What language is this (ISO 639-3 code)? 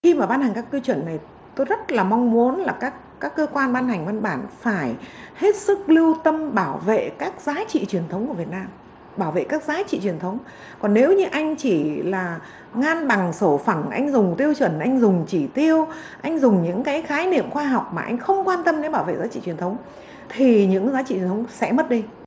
vie